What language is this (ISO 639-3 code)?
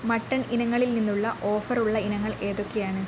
mal